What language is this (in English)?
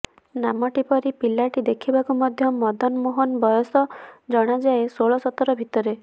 Odia